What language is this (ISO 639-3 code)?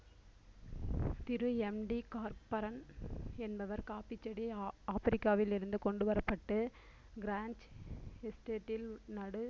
tam